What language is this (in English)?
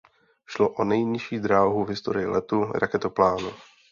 Czech